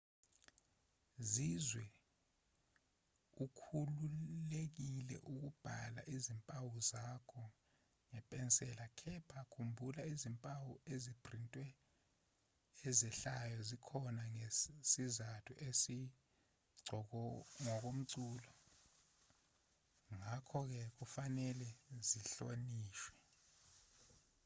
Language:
Zulu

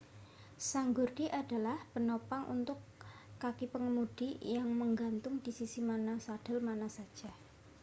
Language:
Indonesian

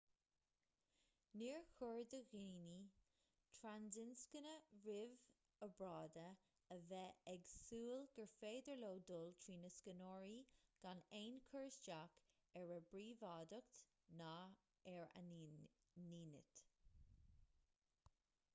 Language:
Irish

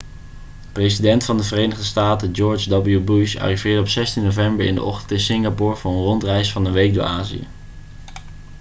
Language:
Dutch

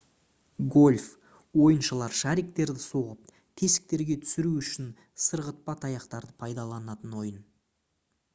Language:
Kazakh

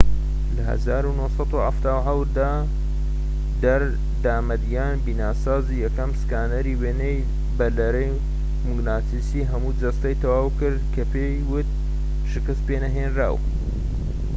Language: Central Kurdish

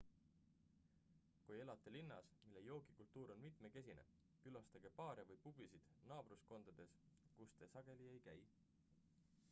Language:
Estonian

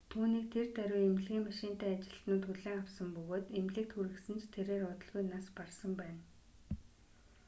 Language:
Mongolian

